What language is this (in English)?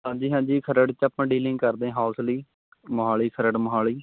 Punjabi